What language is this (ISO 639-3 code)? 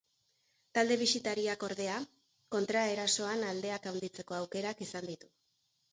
eus